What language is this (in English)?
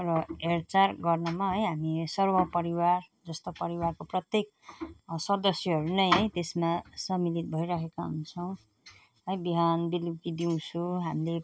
Nepali